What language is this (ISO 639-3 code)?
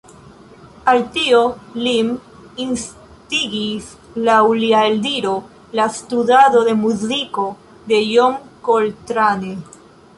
epo